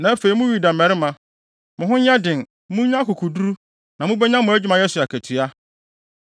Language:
Akan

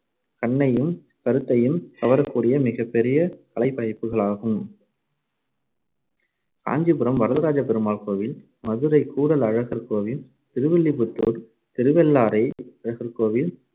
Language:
Tamil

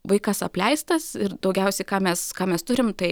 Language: Lithuanian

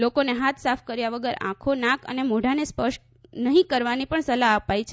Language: Gujarati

